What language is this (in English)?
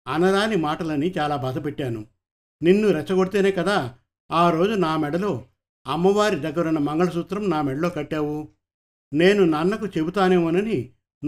Telugu